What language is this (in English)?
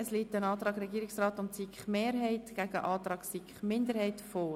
Swiss German